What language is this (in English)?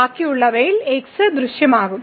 Malayalam